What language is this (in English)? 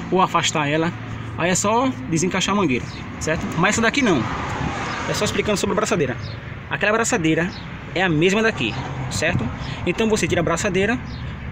Portuguese